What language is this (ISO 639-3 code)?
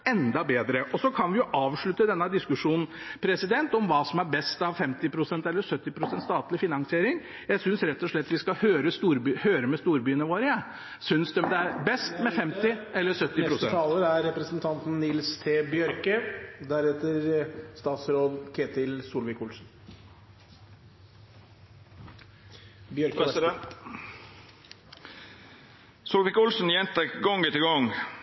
nor